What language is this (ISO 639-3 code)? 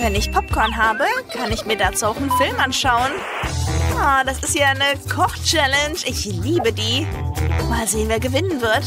deu